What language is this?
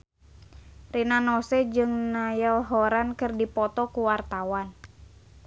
Sundanese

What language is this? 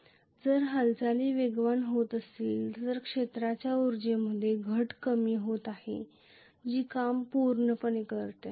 Marathi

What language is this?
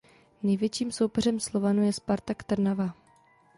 Czech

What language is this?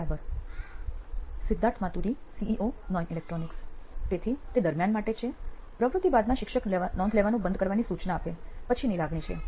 Gujarati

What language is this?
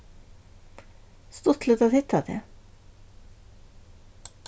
Faroese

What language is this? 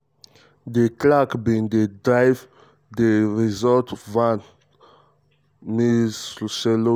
Nigerian Pidgin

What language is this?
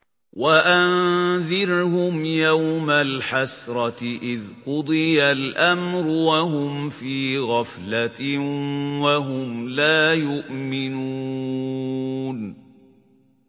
Arabic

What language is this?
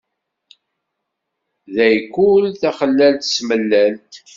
Kabyle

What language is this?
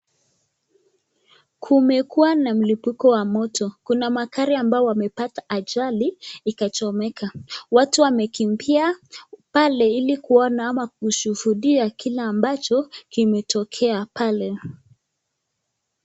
Swahili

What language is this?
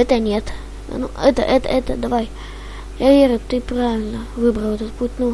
Russian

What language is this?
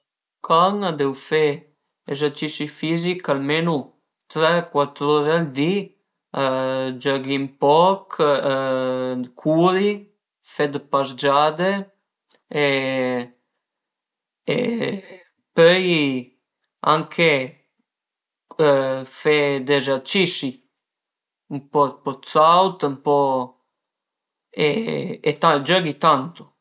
Piedmontese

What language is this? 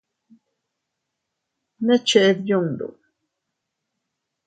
Teutila Cuicatec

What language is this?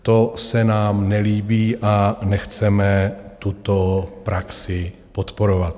Czech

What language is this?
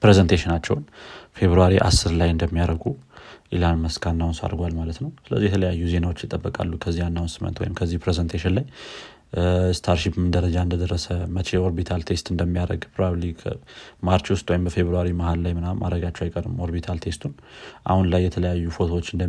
Amharic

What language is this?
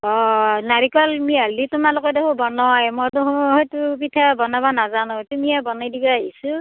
Assamese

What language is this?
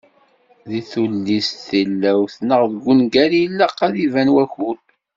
Kabyle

